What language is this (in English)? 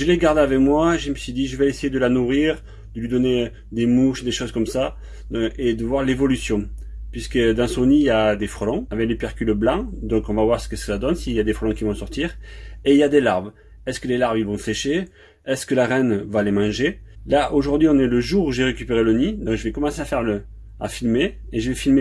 French